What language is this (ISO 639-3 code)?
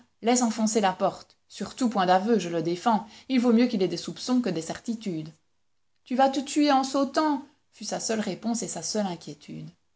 fra